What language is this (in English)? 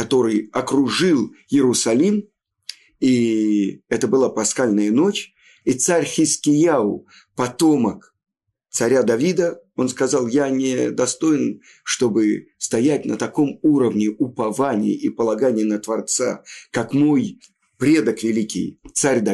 Russian